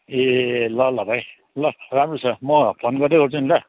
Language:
Nepali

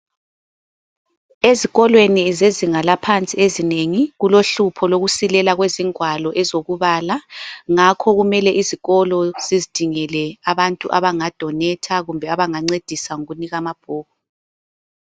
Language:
North Ndebele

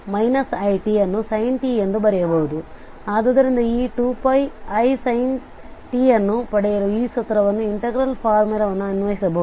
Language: Kannada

